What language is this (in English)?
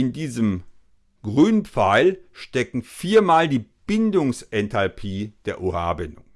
German